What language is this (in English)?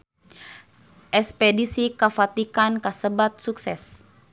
Sundanese